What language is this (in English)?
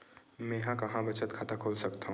Chhattisgarhi